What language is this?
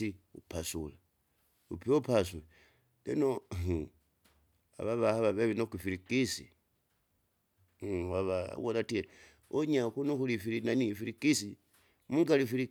Kinga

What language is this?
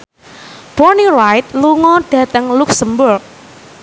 Javanese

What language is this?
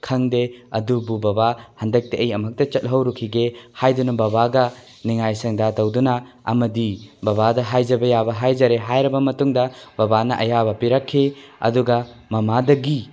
Manipuri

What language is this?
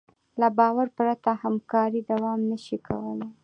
Pashto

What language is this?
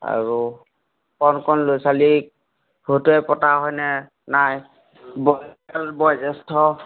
Assamese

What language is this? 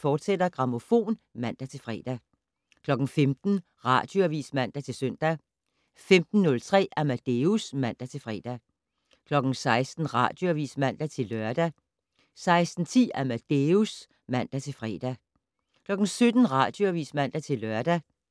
Danish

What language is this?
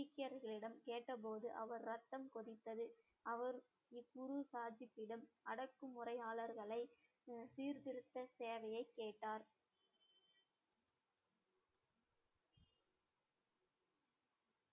Tamil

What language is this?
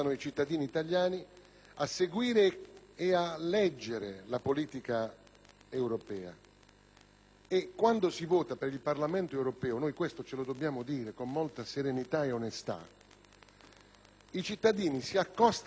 Italian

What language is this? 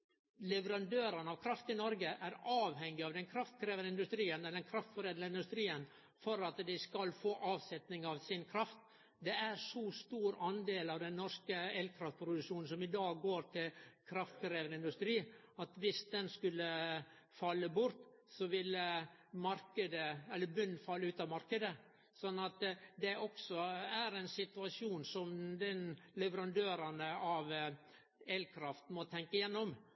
Norwegian Nynorsk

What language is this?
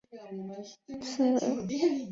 Chinese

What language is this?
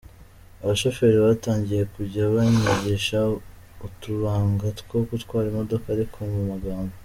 Kinyarwanda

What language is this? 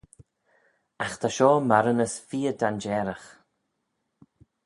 Manx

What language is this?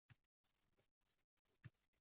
Uzbek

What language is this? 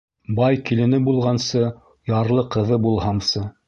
Bashkir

